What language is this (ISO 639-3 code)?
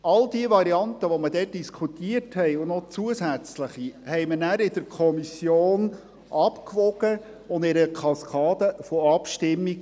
gsw